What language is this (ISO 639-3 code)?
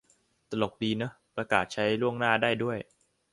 tha